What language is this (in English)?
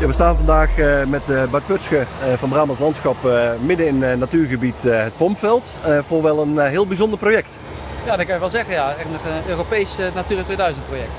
Dutch